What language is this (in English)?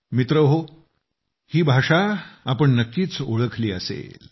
Marathi